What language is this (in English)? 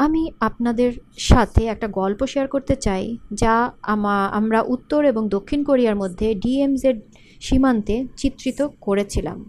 Bangla